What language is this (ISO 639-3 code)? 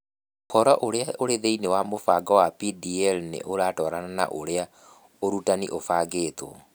kik